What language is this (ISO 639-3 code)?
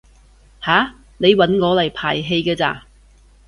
yue